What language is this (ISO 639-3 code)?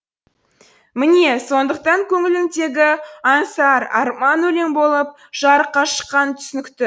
kaz